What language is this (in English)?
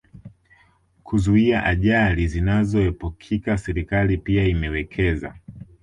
Swahili